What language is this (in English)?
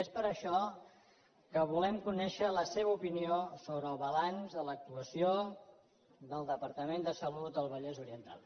Catalan